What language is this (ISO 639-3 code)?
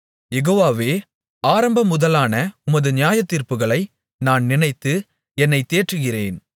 tam